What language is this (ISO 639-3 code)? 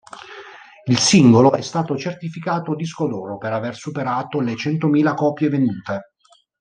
ita